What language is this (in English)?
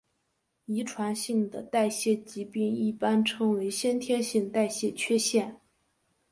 Chinese